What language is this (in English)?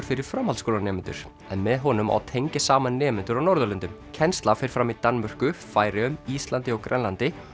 Icelandic